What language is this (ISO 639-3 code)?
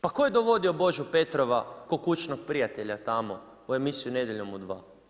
hrv